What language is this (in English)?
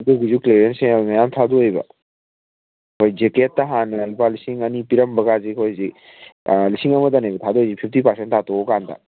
Manipuri